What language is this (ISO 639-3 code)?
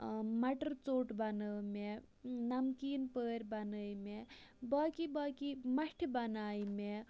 kas